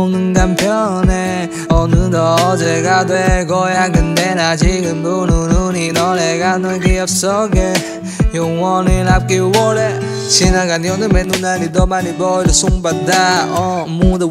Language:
Korean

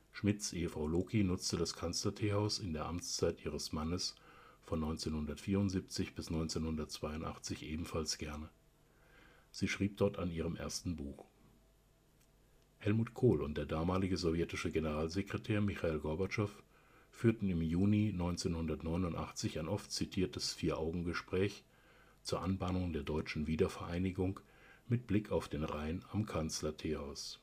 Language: German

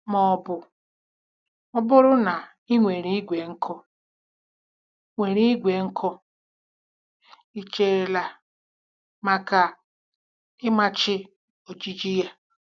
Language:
Igbo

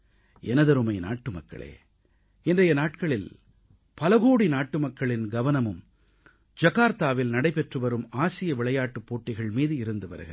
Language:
Tamil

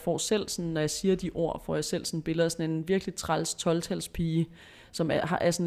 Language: Danish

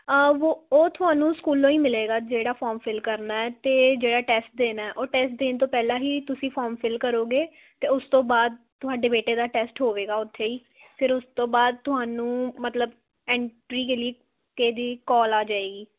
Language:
Punjabi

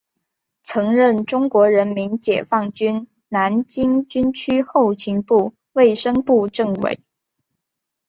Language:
Chinese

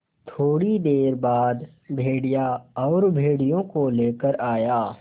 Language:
Hindi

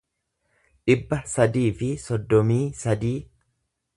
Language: Oromo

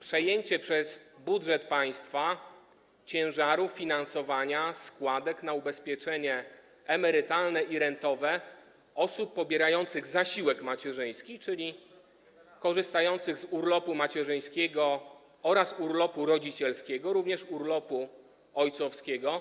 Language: Polish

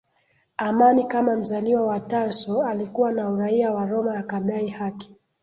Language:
Swahili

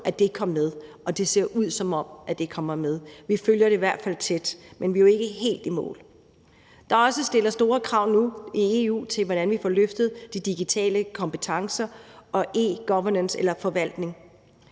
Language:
Danish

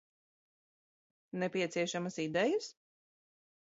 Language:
Latvian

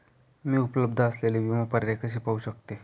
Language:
Marathi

